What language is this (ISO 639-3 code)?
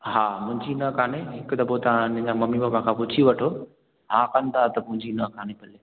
snd